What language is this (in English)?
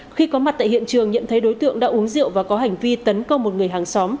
Vietnamese